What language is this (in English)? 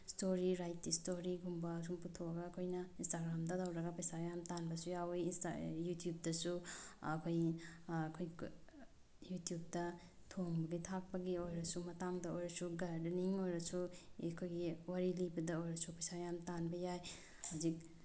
Manipuri